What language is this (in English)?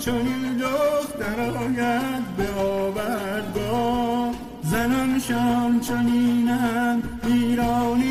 Persian